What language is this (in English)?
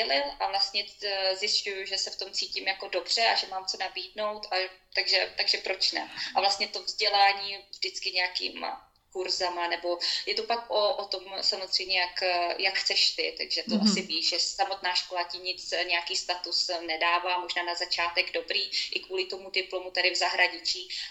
Czech